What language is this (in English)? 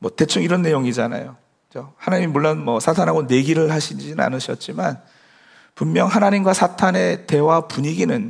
Korean